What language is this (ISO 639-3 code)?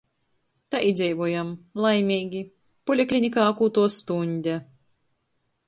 ltg